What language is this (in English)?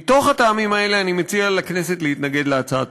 Hebrew